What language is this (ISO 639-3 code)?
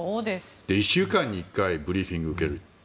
jpn